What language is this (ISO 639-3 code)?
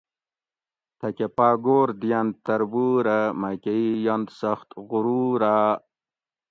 gwc